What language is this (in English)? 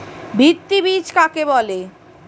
Bangla